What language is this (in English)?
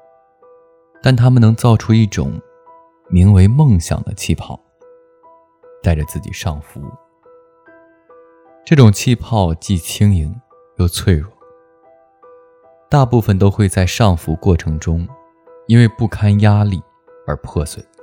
Chinese